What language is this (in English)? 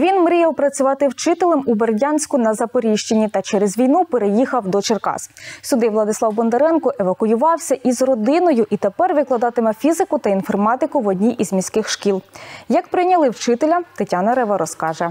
Ukrainian